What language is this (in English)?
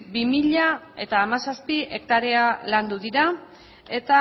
Basque